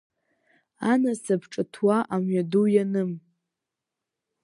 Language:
Abkhazian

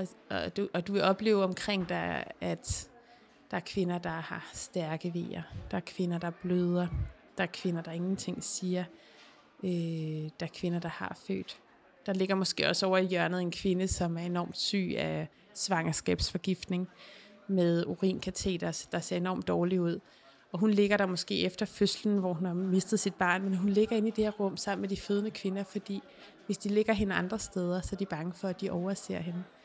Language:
Danish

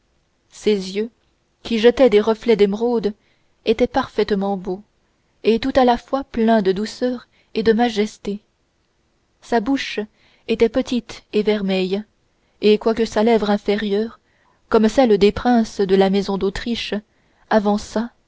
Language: French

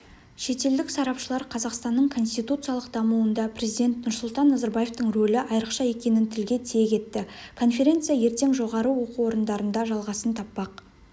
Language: Kazakh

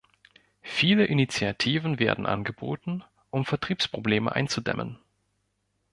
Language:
German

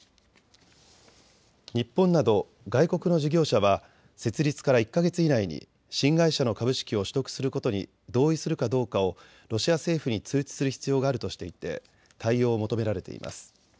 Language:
Japanese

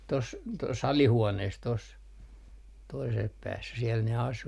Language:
Finnish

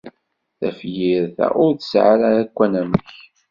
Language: Kabyle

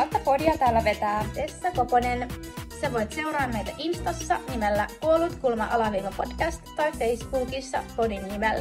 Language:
Finnish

